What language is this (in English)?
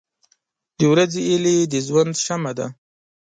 Pashto